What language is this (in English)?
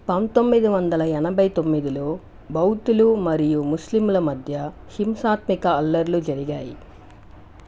Telugu